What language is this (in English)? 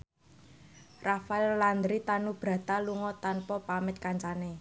Javanese